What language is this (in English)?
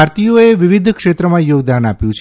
Gujarati